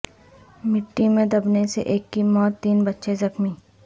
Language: Urdu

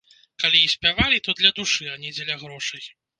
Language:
Belarusian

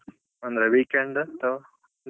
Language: Kannada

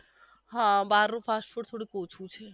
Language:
Gujarati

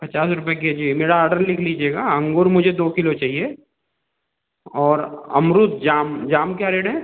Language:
Hindi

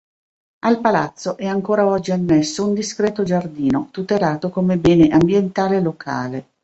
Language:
Italian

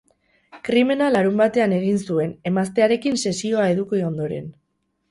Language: Basque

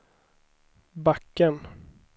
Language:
Swedish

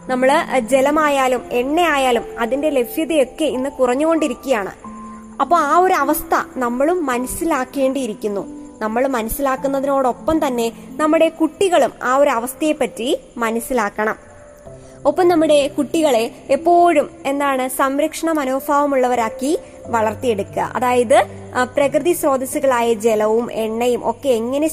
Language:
Malayalam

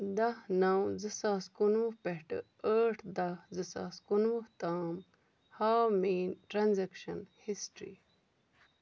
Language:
Kashmiri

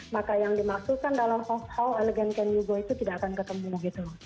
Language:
Indonesian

